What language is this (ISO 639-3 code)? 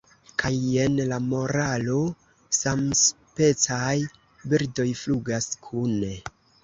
epo